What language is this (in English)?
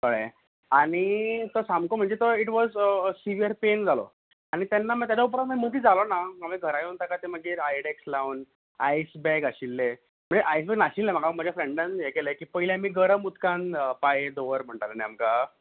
Konkani